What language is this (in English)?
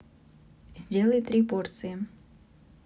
Russian